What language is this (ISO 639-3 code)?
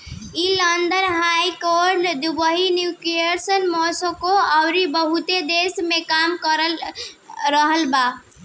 bho